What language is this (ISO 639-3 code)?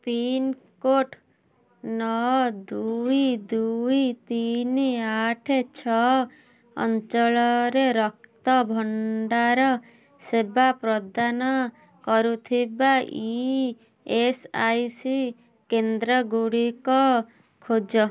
ori